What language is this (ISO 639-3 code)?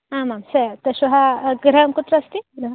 san